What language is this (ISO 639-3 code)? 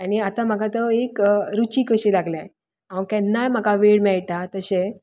kok